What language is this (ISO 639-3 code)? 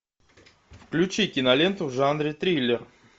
rus